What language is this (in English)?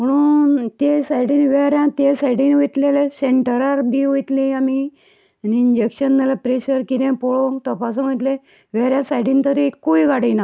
Konkani